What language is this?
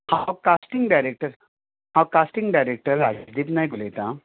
Konkani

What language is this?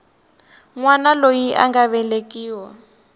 Tsonga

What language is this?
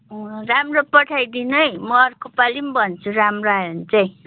Nepali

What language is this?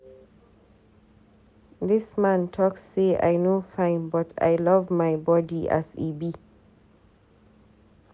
Nigerian Pidgin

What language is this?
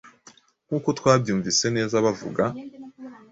Kinyarwanda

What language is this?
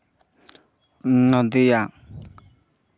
Santali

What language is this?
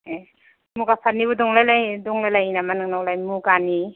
Bodo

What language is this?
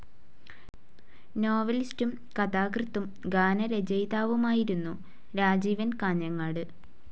Malayalam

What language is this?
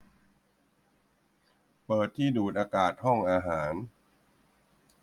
Thai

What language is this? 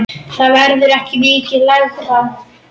Icelandic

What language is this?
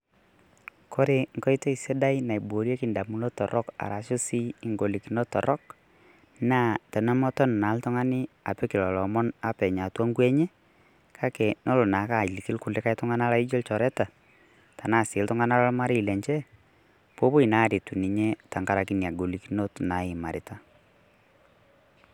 Masai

